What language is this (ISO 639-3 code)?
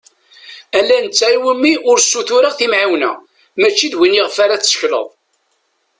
kab